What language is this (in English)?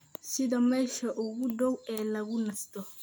Somali